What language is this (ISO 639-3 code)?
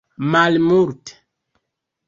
epo